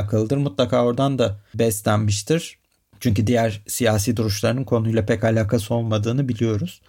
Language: Turkish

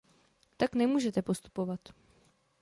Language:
Czech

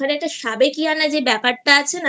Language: Bangla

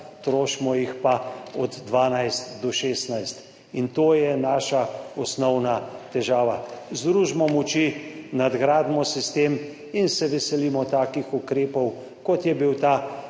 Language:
Slovenian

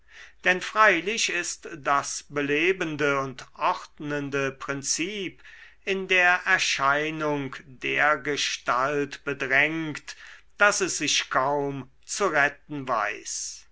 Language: German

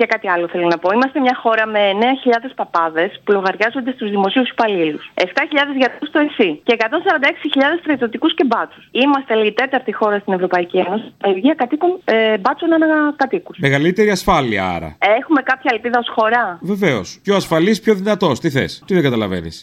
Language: Greek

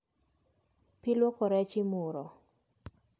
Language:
Luo (Kenya and Tanzania)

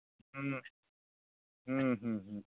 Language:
Santali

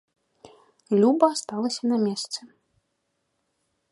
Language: Belarusian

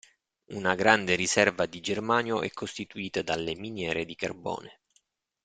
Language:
Italian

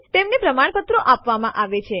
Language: Gujarati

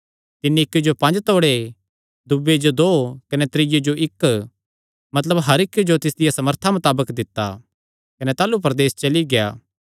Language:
Kangri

